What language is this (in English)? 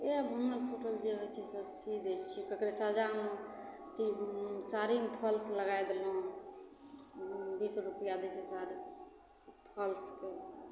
Maithili